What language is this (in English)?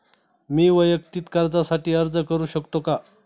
Marathi